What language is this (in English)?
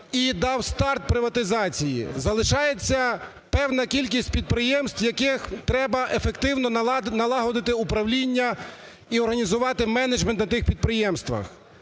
Ukrainian